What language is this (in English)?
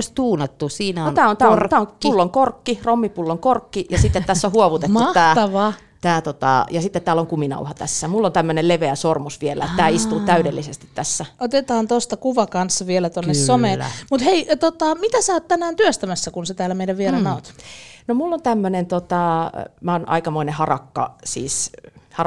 Finnish